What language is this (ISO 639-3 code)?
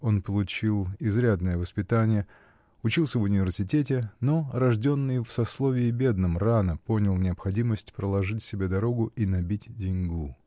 rus